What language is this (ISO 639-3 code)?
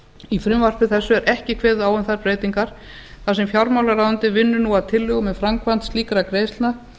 isl